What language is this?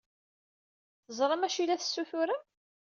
Kabyle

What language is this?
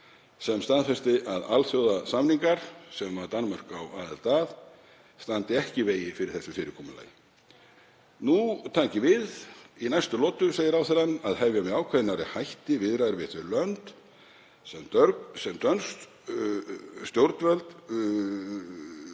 Icelandic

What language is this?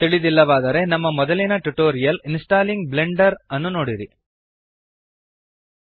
Kannada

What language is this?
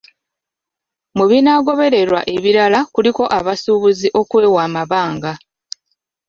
Ganda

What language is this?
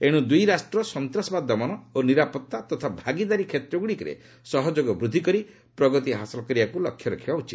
Odia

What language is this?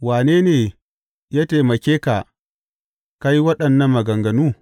Hausa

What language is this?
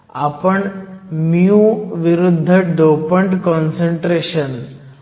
Marathi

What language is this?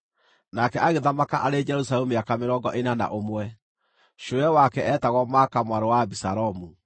Kikuyu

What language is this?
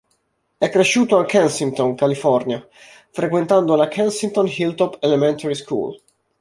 Italian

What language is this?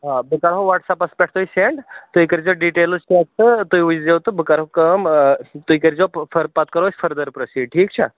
Kashmiri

